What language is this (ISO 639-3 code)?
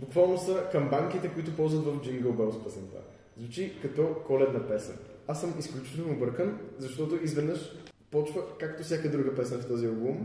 bul